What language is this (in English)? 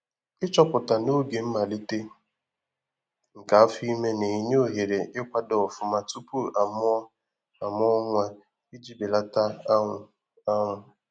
Igbo